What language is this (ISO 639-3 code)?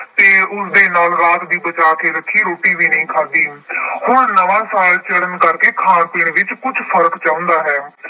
pan